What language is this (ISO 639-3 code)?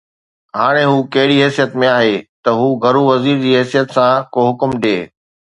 snd